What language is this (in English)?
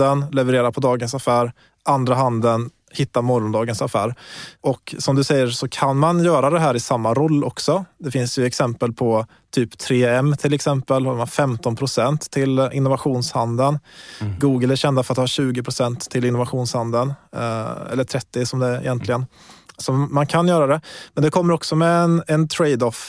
Swedish